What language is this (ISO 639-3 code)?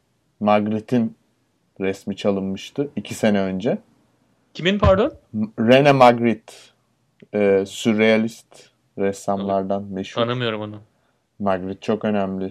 tur